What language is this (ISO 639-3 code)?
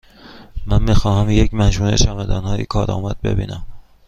fas